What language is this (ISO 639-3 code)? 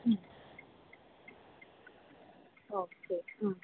mal